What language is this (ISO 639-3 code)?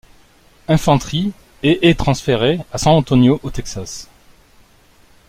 fra